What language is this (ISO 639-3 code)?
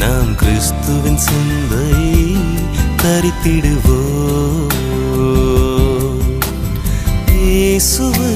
tam